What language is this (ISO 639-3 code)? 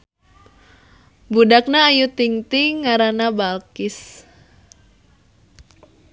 sun